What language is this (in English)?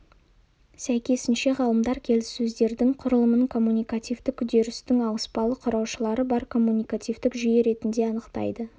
Kazakh